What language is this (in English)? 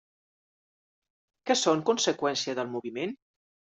Catalan